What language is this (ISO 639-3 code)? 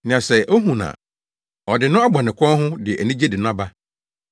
aka